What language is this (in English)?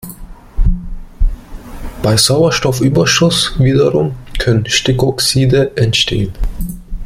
German